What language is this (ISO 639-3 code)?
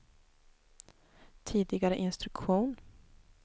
swe